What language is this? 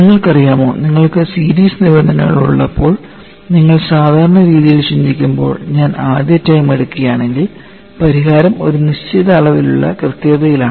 Malayalam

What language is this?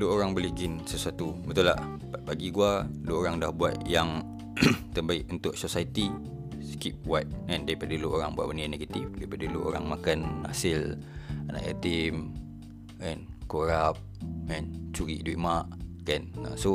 Malay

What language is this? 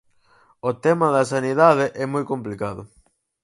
Galician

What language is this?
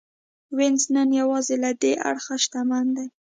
Pashto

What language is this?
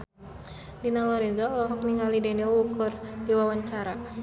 Sundanese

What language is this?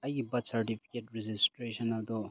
Manipuri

